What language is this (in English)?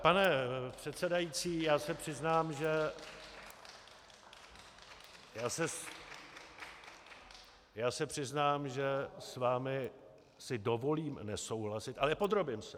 Czech